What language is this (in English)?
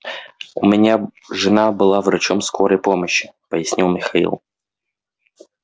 Russian